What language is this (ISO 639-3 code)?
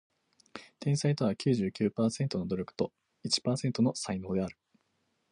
jpn